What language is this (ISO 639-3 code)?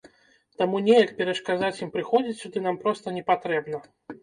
bel